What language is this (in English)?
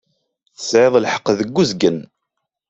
Kabyle